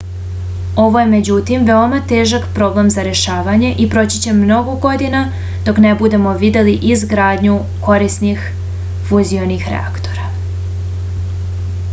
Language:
Serbian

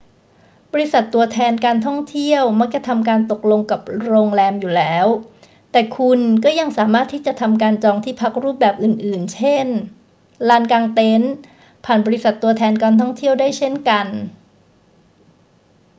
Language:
Thai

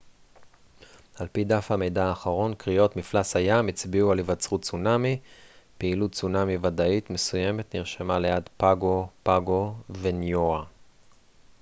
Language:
Hebrew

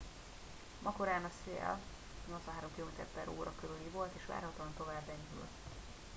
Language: Hungarian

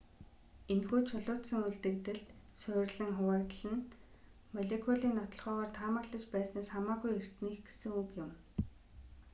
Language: Mongolian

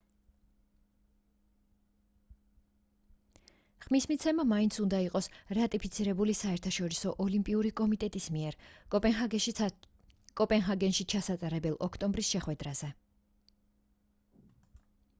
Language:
Georgian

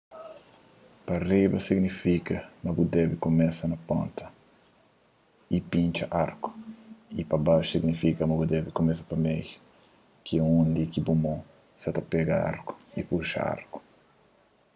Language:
Kabuverdianu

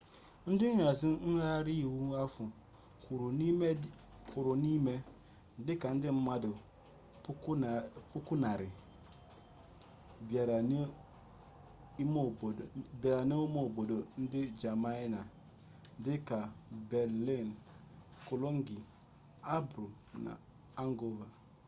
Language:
Igbo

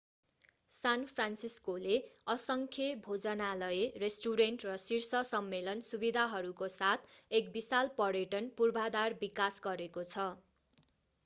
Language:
Nepali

